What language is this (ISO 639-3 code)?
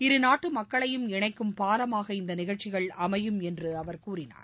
tam